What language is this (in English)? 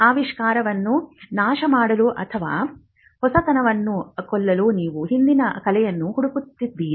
Kannada